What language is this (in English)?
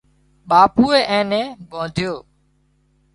Wadiyara Koli